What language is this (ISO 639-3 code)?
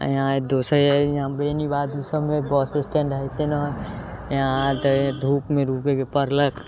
mai